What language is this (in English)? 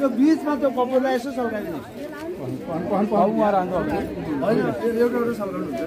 Arabic